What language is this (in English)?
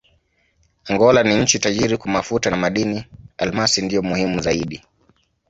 Swahili